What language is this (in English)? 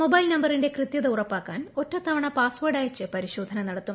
Malayalam